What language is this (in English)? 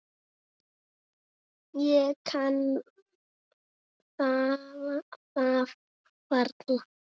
Icelandic